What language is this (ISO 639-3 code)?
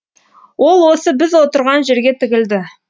kaz